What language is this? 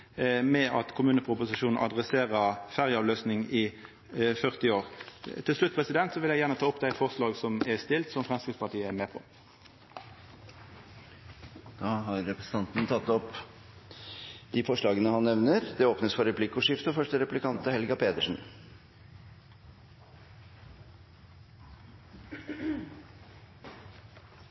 Norwegian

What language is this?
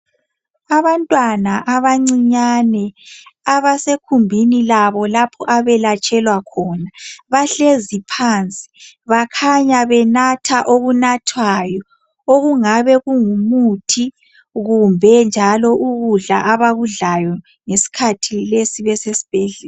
North Ndebele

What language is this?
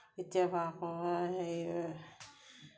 Assamese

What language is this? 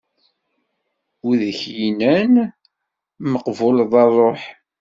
Kabyle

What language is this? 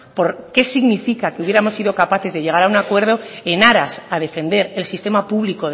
Spanish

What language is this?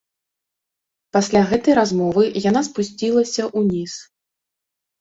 Belarusian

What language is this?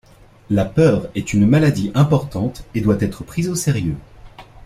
French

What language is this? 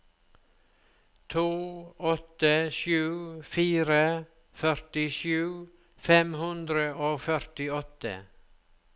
Norwegian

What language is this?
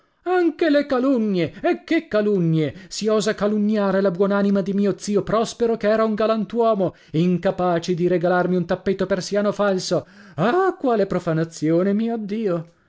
Italian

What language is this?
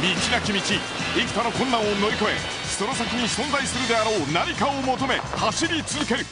Japanese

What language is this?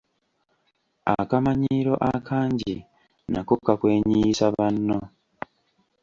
Ganda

